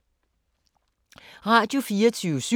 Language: Danish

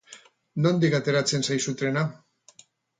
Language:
Basque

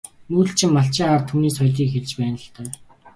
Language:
Mongolian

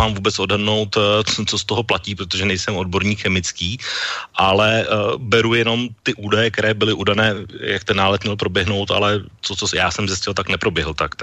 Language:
Czech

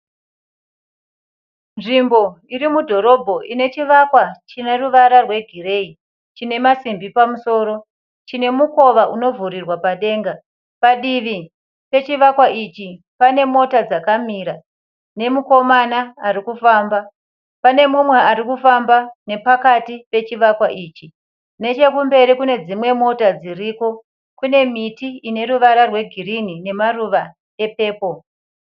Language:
Shona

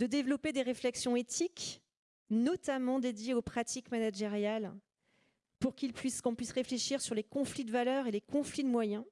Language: French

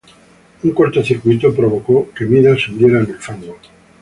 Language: Spanish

